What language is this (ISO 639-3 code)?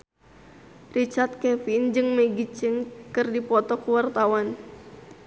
sun